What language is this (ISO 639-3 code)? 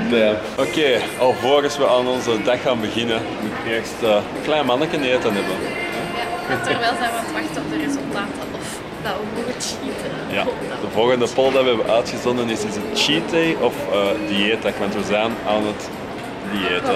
nld